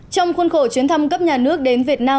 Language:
Vietnamese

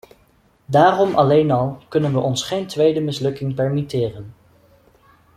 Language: Dutch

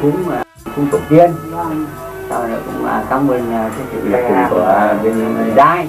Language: Vietnamese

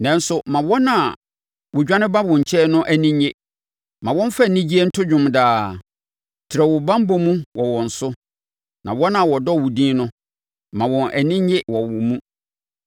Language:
Akan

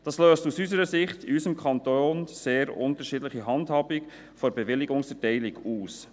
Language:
Swiss German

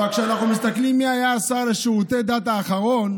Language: Hebrew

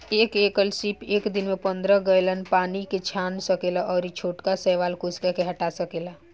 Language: Bhojpuri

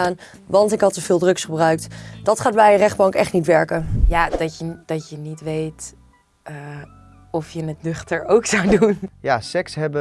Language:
Dutch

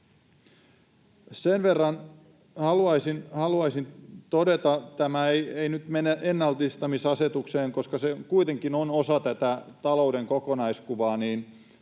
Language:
Finnish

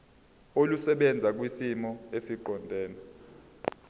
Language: Zulu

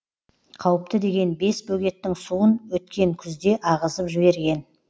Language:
Kazakh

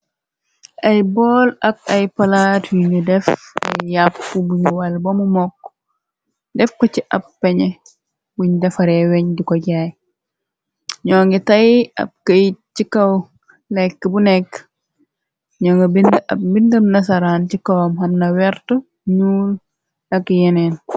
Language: Wolof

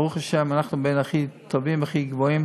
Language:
Hebrew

